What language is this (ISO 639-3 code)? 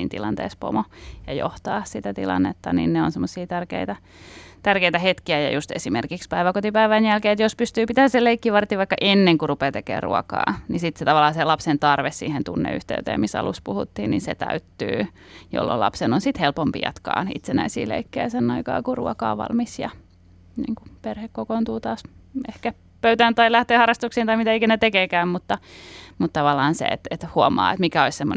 fin